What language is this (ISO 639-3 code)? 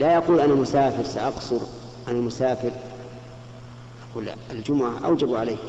ara